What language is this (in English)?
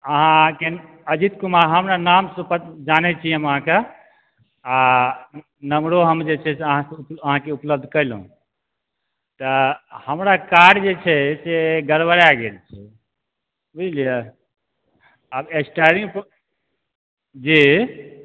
Maithili